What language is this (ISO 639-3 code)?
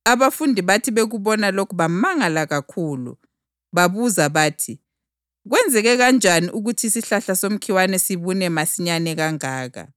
nde